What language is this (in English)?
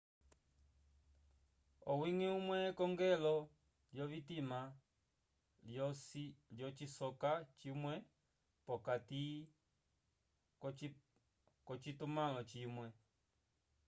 Umbundu